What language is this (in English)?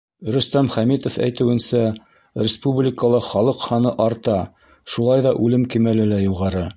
Bashkir